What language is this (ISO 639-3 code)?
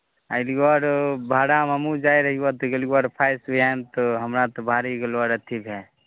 mai